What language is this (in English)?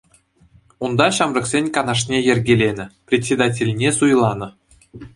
Chuvash